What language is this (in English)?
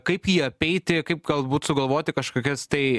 Lithuanian